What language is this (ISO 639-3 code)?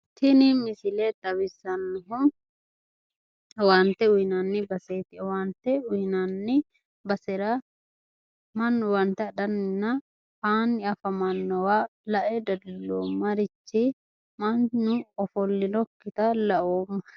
sid